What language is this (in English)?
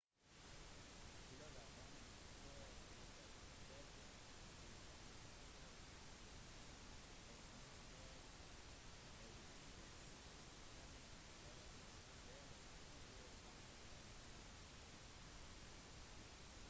Norwegian Bokmål